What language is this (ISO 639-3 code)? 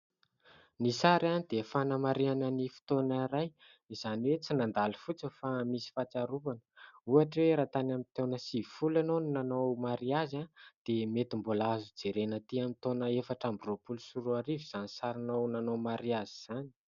mlg